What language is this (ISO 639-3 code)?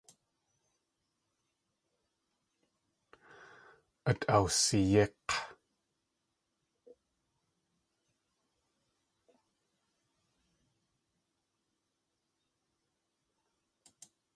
tli